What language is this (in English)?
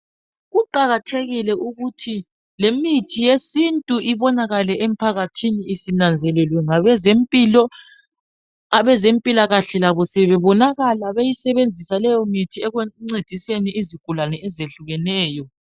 North Ndebele